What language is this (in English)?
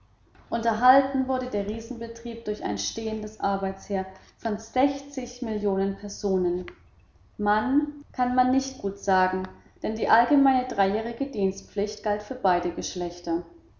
German